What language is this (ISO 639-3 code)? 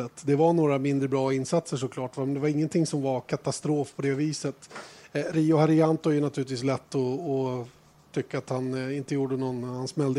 swe